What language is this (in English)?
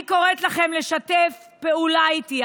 Hebrew